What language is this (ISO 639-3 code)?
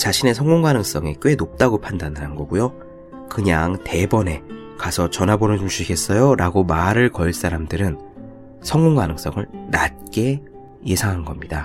kor